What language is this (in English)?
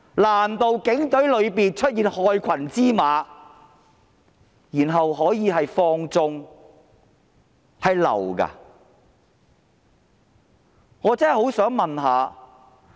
Cantonese